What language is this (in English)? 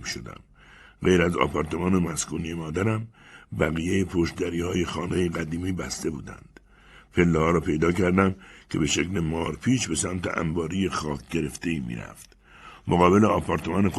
Persian